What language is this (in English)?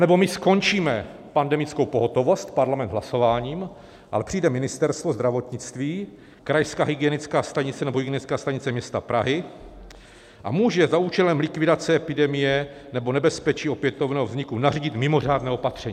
Czech